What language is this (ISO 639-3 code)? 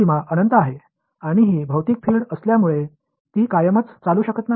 mar